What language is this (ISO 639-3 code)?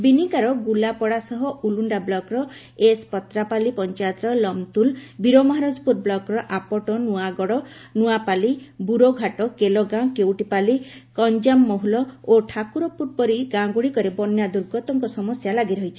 ori